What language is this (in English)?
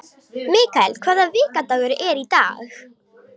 Icelandic